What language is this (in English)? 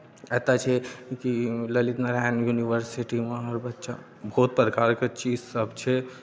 Maithili